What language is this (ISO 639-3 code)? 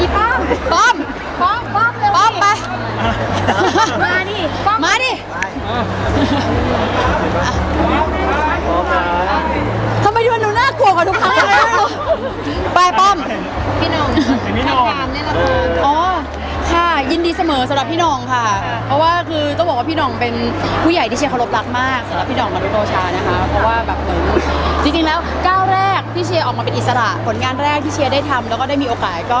tha